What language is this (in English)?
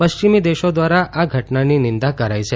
Gujarati